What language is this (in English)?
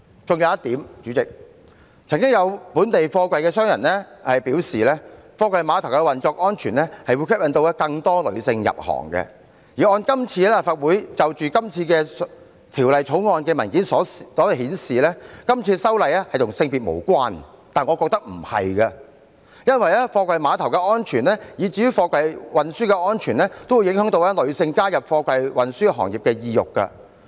Cantonese